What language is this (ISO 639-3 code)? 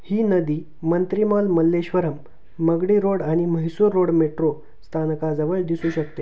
mar